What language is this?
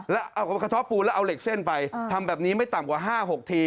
Thai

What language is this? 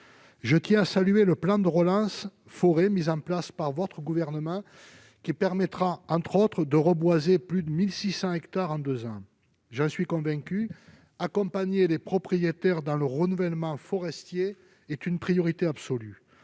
French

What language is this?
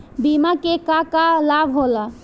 Bhojpuri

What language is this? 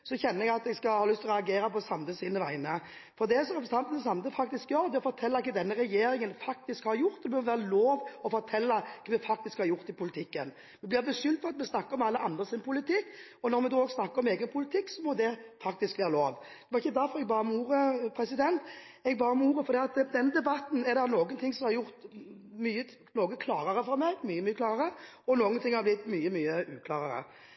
Norwegian Bokmål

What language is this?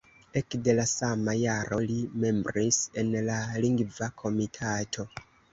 Esperanto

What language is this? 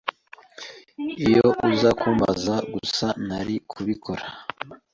Kinyarwanda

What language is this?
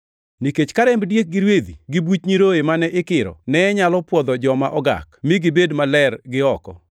Luo (Kenya and Tanzania)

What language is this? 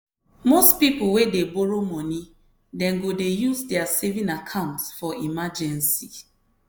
Nigerian Pidgin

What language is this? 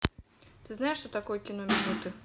Russian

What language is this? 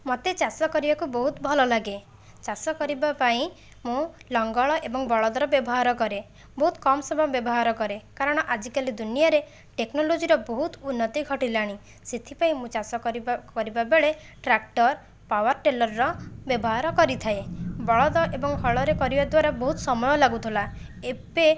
Odia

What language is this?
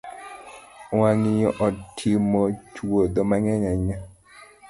Luo (Kenya and Tanzania)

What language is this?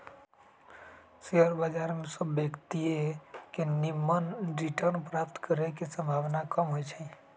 Magahi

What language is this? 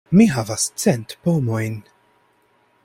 Esperanto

